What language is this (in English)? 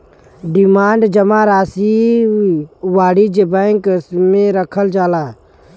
Bhojpuri